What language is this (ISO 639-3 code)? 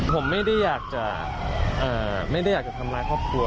tha